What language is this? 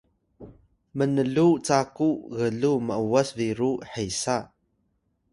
Atayal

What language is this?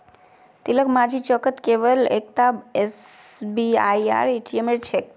Magahi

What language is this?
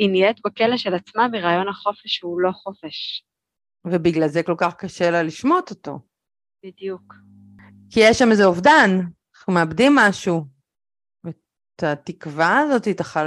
Hebrew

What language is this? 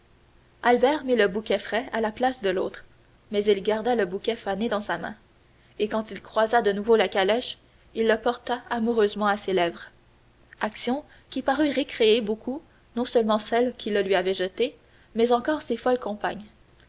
French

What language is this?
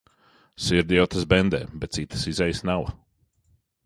Latvian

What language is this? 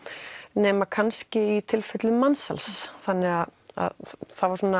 Icelandic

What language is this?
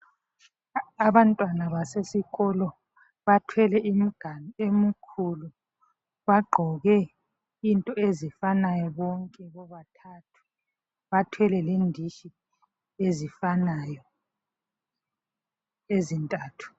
North Ndebele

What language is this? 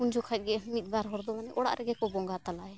Santali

